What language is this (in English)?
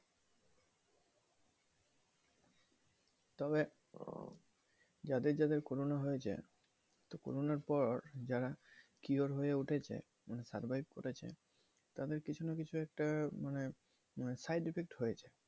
Bangla